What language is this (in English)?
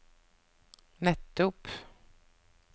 Norwegian